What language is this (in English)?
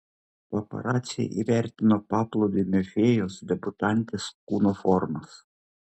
Lithuanian